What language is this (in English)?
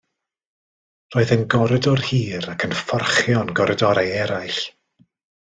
Welsh